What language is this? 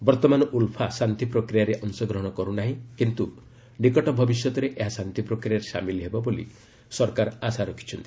Odia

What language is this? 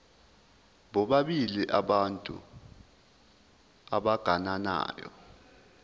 Zulu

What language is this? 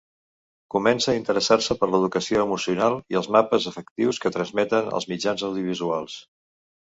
Catalan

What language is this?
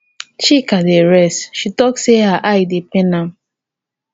Nigerian Pidgin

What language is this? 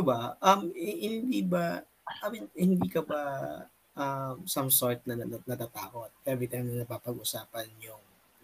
Filipino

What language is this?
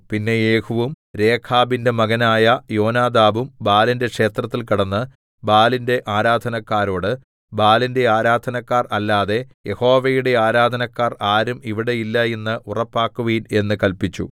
Malayalam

